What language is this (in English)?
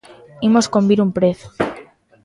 Galician